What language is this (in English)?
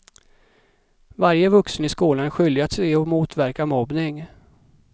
Swedish